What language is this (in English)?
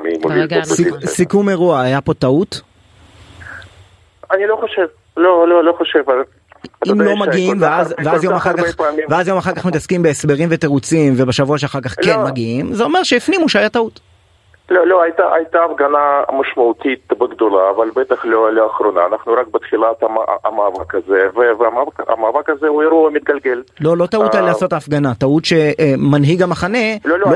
Hebrew